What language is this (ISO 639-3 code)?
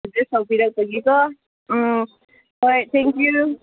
mni